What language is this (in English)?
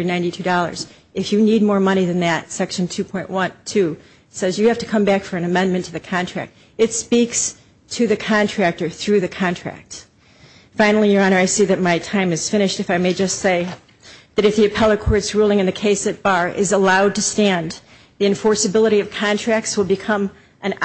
English